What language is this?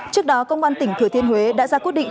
Vietnamese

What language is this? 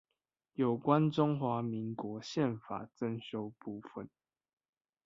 Chinese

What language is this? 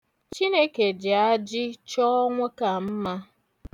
Igbo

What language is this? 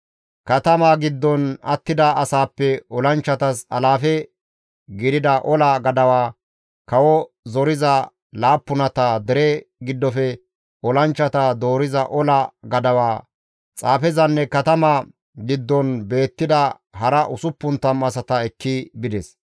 Gamo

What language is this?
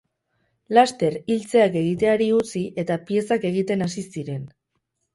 Basque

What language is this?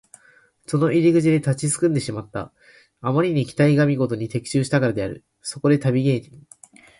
Japanese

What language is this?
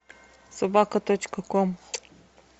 Russian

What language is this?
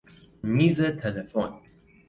Persian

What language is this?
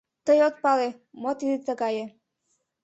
Mari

